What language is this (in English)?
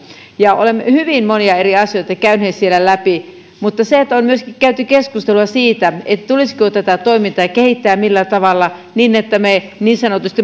Finnish